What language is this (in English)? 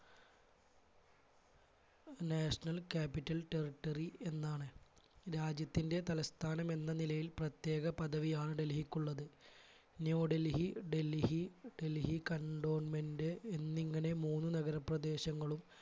Malayalam